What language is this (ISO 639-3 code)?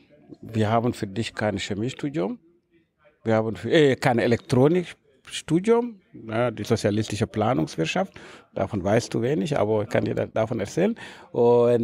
deu